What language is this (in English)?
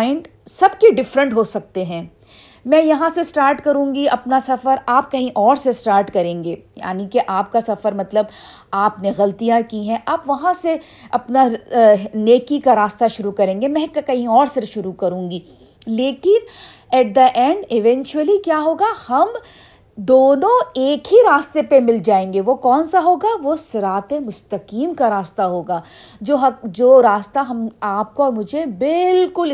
Urdu